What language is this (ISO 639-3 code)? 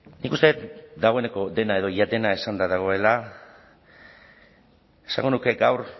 eus